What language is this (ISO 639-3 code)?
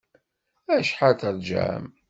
kab